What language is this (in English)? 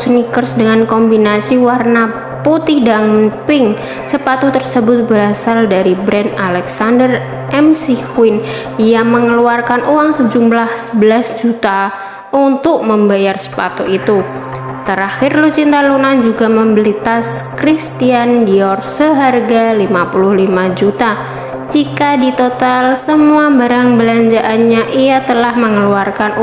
Indonesian